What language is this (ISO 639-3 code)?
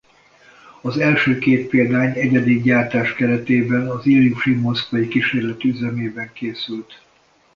hun